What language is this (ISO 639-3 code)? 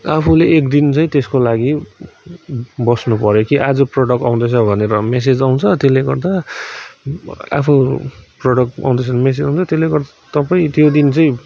nep